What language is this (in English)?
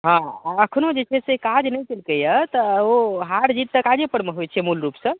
Maithili